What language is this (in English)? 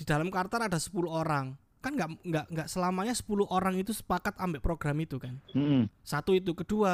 Indonesian